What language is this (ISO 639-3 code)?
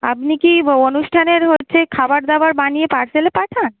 ben